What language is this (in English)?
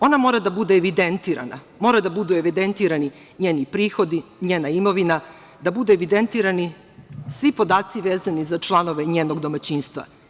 Serbian